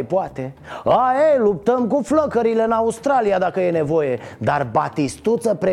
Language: Romanian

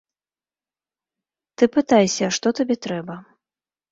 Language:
Belarusian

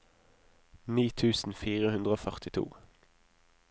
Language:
Norwegian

